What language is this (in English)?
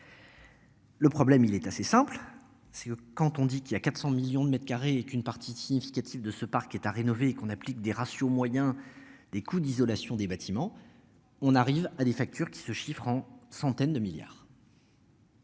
French